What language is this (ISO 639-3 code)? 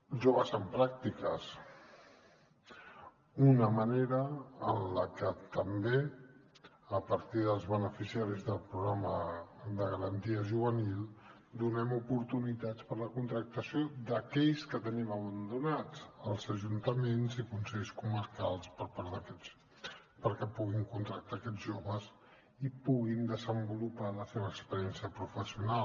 cat